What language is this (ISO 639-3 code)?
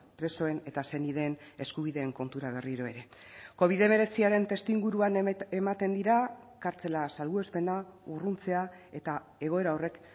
eus